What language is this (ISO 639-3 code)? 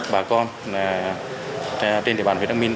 vie